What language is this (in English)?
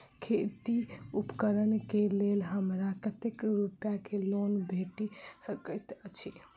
Maithili